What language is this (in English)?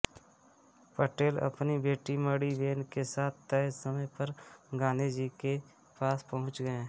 Hindi